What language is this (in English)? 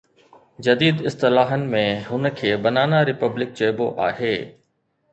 Sindhi